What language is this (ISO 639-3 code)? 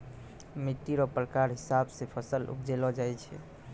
mai